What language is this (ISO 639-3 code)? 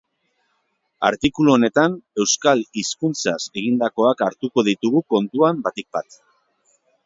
eus